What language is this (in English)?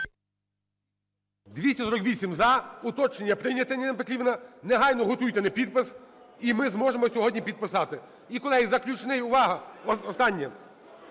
Ukrainian